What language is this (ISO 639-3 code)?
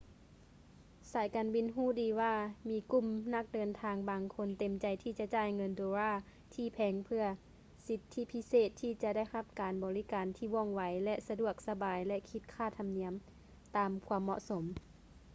lao